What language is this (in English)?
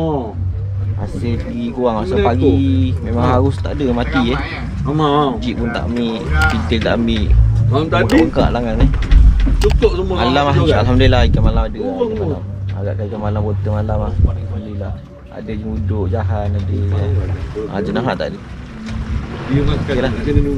Malay